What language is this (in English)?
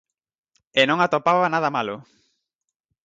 Galician